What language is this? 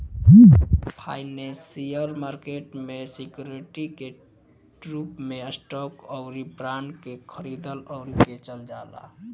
Bhojpuri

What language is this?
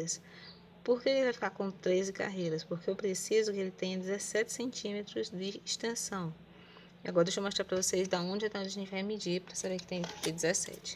Portuguese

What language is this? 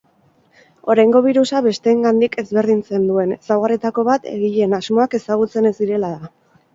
Basque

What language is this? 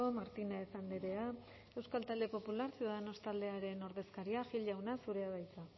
Basque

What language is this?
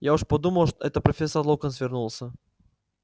Russian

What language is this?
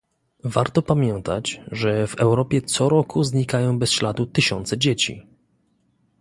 Polish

